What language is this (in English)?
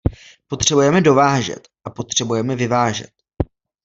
Czech